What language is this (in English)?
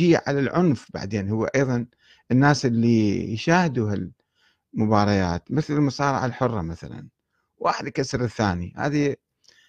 Arabic